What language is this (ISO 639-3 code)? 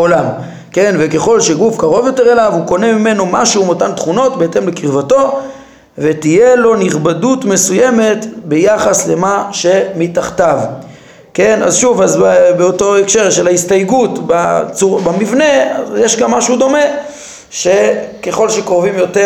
heb